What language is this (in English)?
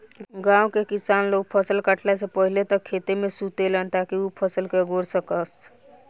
Bhojpuri